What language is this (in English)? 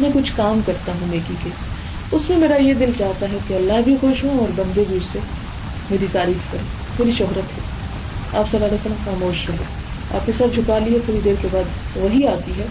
Urdu